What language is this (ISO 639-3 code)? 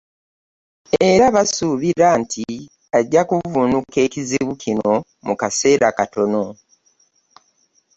lug